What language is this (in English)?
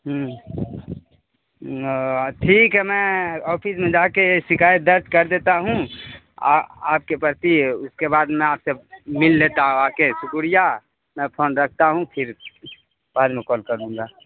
Urdu